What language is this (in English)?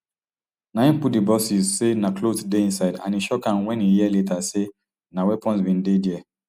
Nigerian Pidgin